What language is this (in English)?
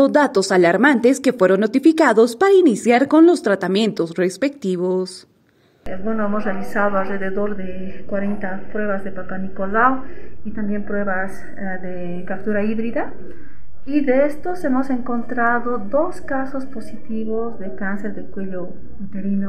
Spanish